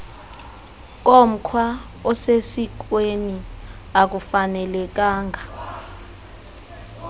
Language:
Xhosa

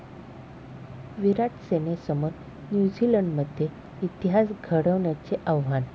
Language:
Marathi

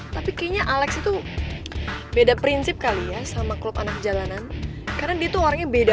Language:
Indonesian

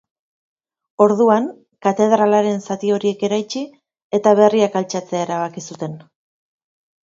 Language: Basque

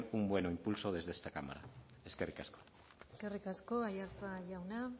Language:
Basque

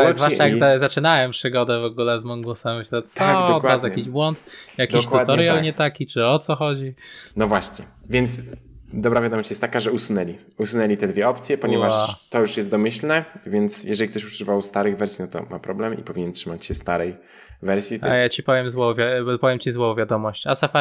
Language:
Polish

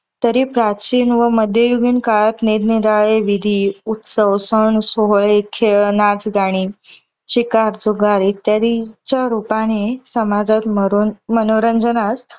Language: Marathi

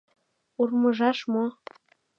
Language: Mari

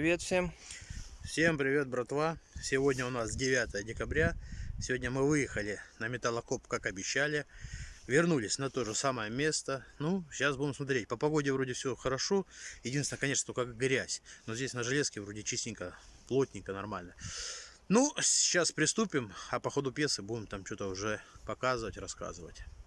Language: Russian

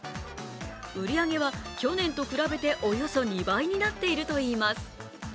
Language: Japanese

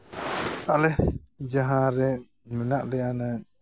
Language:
Santali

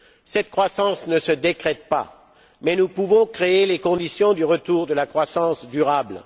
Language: French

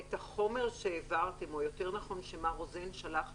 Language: Hebrew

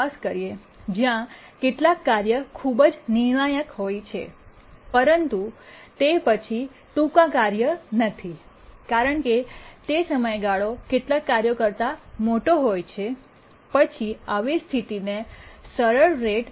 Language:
Gujarati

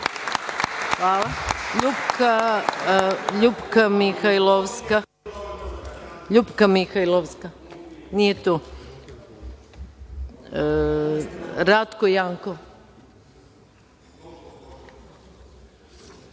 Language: Serbian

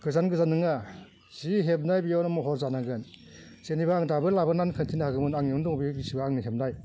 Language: Bodo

